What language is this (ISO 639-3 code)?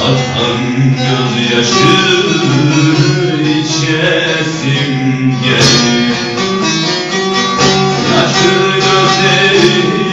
tur